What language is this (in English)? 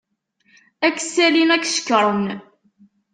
Kabyle